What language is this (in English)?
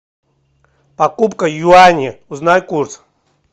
Russian